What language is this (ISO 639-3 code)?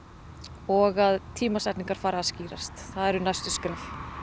isl